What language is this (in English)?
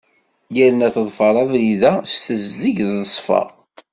Kabyle